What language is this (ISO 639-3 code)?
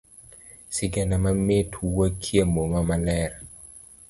luo